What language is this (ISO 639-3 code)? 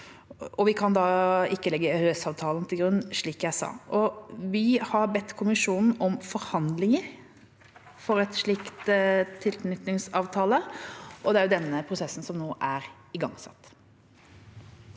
nor